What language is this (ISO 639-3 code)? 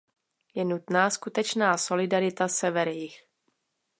ces